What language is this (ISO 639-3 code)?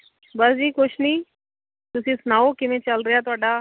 pan